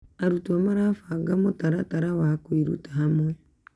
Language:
Kikuyu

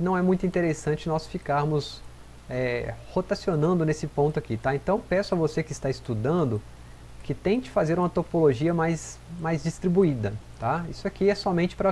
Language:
Portuguese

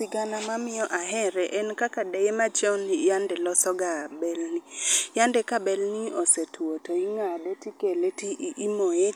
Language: Luo (Kenya and Tanzania)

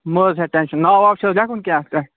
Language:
Kashmiri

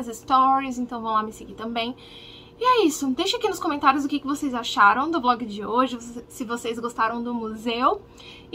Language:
Portuguese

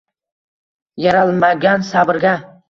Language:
Uzbek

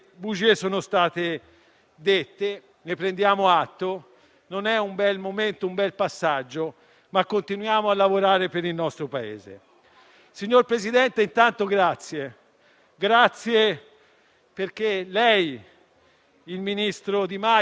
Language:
Italian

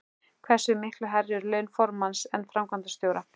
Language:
Icelandic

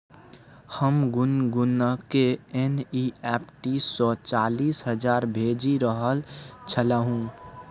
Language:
Maithili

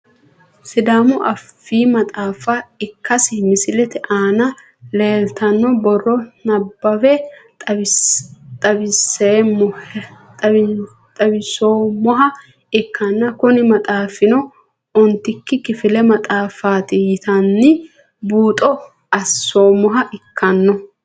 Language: Sidamo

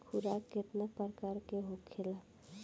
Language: Bhojpuri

